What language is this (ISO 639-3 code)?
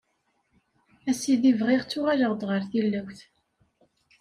kab